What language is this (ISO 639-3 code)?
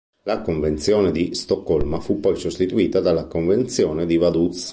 ita